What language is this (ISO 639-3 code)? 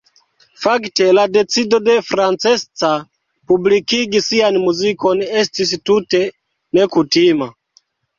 epo